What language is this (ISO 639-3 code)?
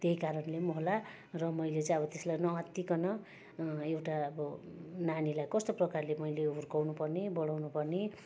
nep